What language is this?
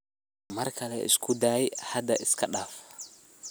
Somali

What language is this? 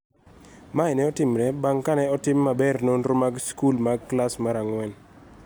Luo (Kenya and Tanzania)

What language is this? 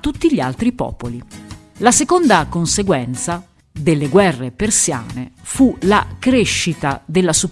Italian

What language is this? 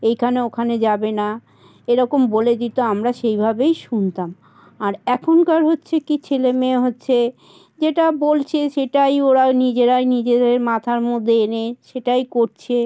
Bangla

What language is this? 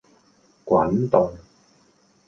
Cantonese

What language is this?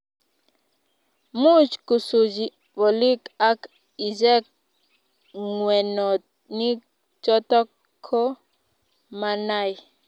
Kalenjin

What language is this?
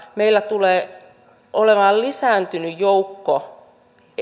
Finnish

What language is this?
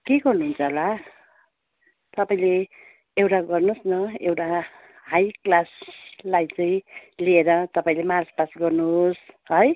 Nepali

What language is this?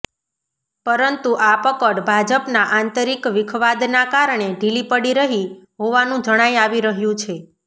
Gujarati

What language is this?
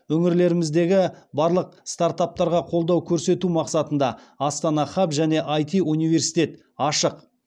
Kazakh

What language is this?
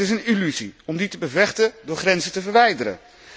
Dutch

